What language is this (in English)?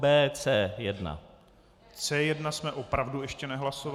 Czech